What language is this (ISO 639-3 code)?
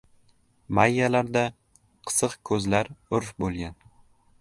uzb